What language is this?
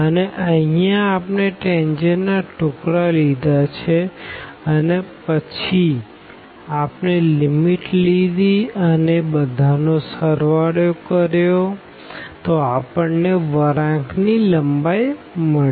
Gujarati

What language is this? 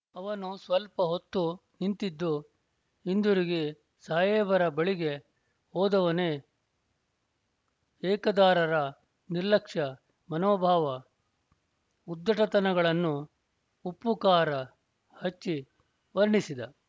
Kannada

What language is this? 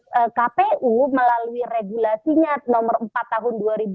Indonesian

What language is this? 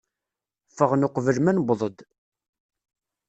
Kabyle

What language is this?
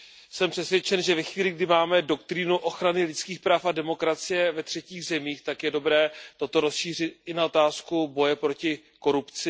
Czech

